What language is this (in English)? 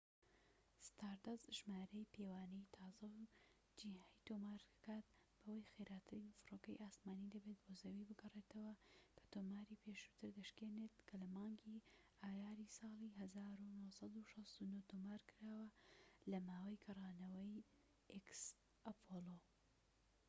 Central Kurdish